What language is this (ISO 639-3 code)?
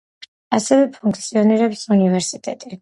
kat